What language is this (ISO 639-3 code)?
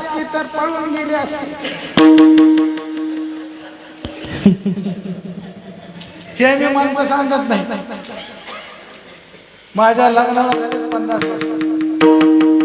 mar